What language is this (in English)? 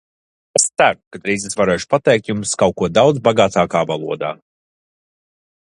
Latvian